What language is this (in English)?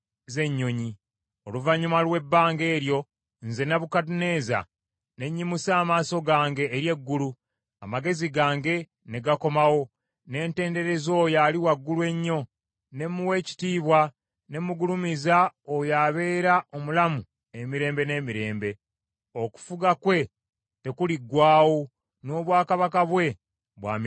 Ganda